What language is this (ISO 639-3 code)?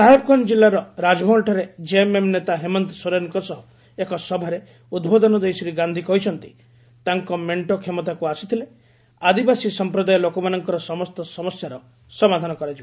ori